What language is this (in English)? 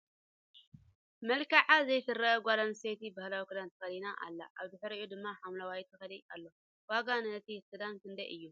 Tigrinya